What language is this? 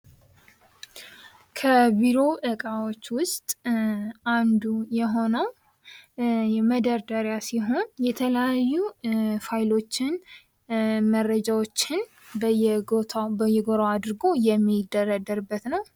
Amharic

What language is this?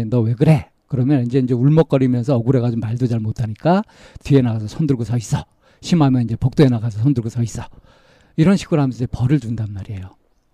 Korean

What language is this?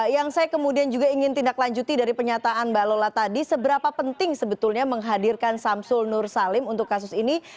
Indonesian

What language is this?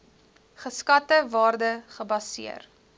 Afrikaans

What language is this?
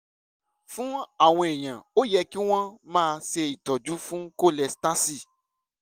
Yoruba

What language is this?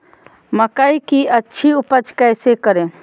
Magahi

